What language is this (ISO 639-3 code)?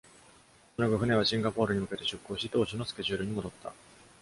jpn